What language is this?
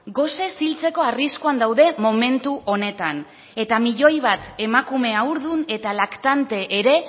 Basque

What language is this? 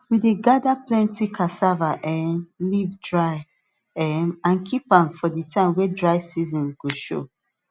Nigerian Pidgin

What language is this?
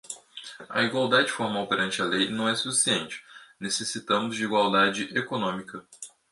Portuguese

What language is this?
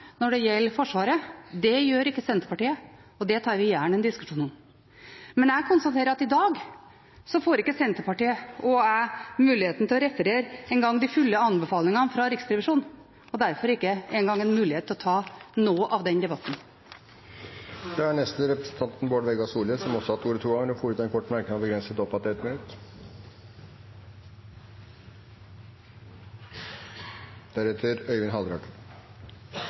Norwegian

